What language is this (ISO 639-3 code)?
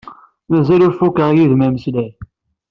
kab